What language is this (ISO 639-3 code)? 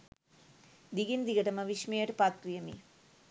sin